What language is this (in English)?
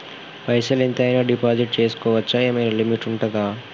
Telugu